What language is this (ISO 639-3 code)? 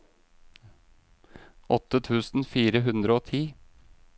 nor